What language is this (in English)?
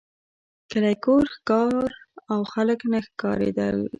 Pashto